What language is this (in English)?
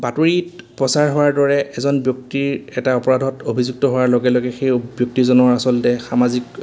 Assamese